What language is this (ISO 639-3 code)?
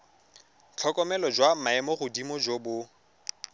tsn